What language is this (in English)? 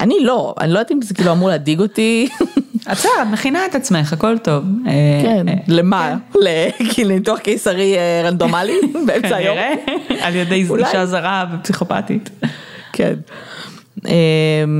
Hebrew